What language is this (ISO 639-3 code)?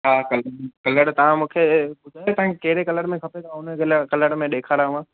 snd